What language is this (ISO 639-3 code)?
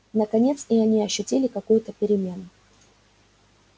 rus